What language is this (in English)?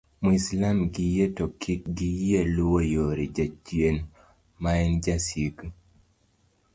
Luo (Kenya and Tanzania)